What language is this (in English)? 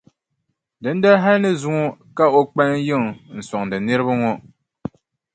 Dagbani